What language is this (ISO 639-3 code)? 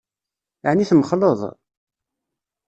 kab